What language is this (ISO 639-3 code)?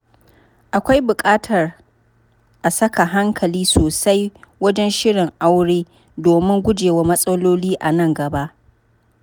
hau